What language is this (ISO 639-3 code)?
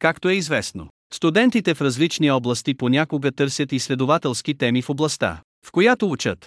bul